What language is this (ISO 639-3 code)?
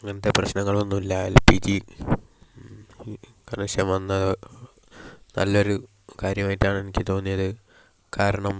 mal